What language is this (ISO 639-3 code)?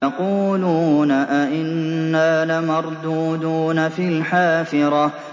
ara